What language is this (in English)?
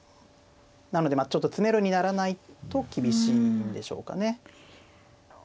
Japanese